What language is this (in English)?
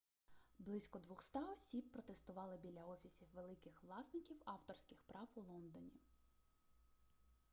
Ukrainian